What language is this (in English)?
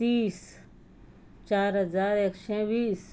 Konkani